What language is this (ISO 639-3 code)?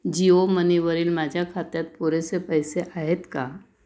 mar